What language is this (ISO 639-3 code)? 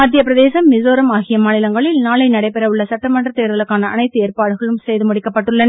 tam